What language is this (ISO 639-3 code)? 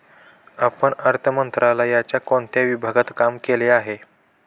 mar